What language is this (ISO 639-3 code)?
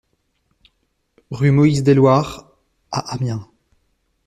fra